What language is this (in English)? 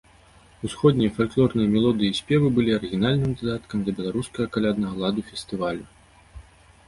Belarusian